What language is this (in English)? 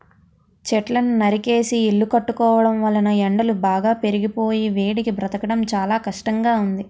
Telugu